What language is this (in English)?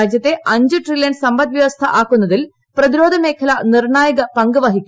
Malayalam